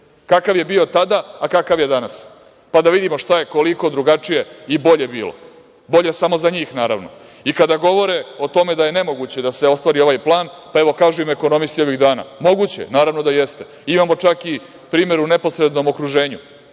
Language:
Serbian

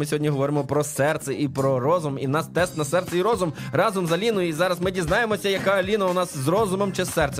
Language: Ukrainian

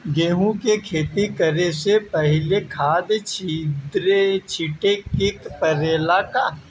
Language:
Bhojpuri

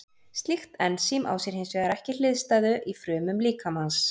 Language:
Icelandic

